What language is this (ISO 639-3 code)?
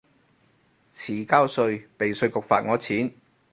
yue